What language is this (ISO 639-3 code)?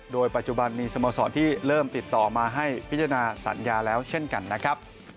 tha